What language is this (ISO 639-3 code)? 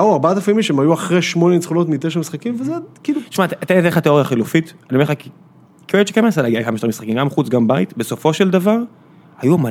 heb